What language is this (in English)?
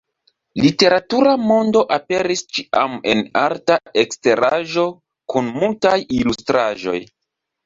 Esperanto